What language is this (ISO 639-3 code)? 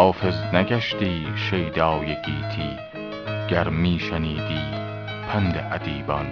fas